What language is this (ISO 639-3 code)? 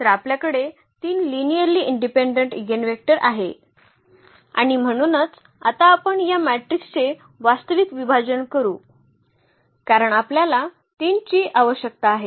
mar